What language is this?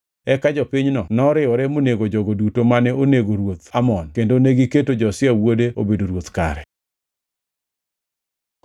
Luo (Kenya and Tanzania)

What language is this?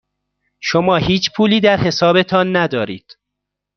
Persian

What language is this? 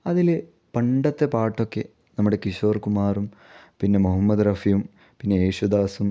Malayalam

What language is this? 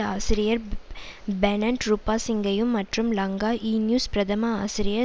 Tamil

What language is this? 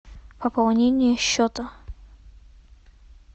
Russian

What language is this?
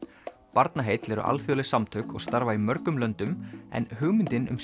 Icelandic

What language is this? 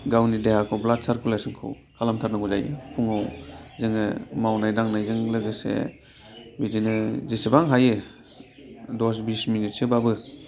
Bodo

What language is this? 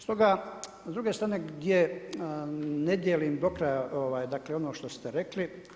Croatian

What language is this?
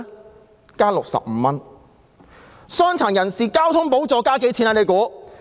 Cantonese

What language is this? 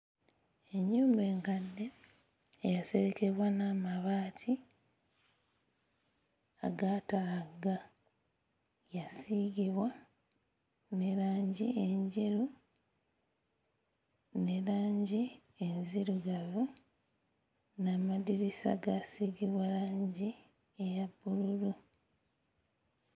Ganda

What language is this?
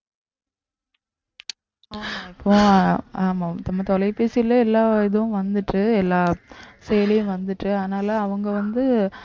Tamil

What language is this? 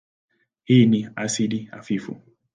Swahili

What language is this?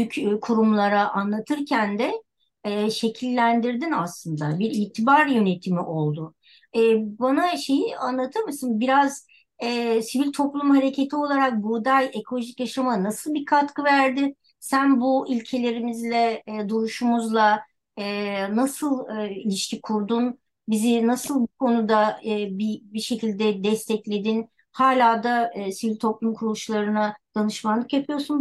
Turkish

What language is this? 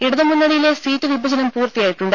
Malayalam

